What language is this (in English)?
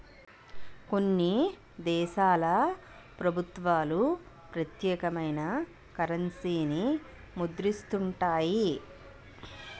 Telugu